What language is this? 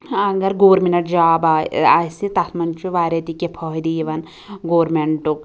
Kashmiri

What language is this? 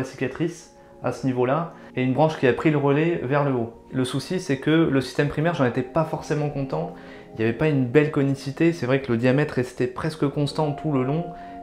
French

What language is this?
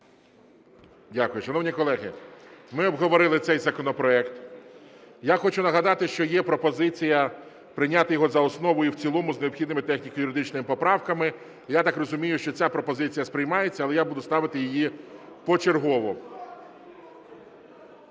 Ukrainian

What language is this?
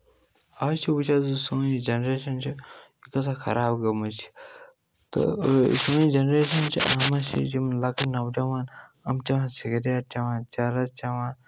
Kashmiri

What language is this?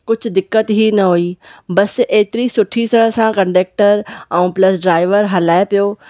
Sindhi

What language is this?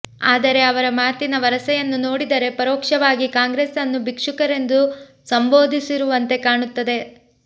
Kannada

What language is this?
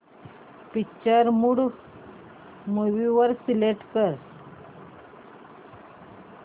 Marathi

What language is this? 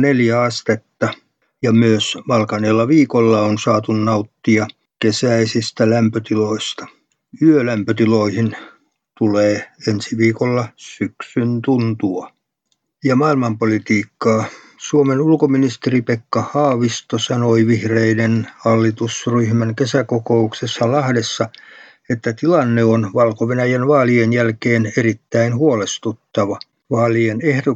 Finnish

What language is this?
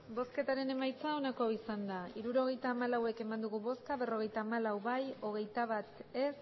Basque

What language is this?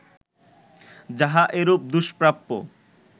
Bangla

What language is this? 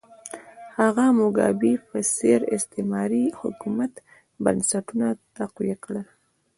Pashto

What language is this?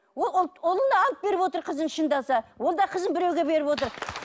Kazakh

